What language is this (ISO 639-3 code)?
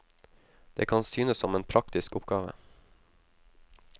nor